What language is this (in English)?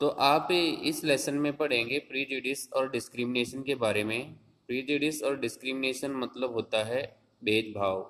Hindi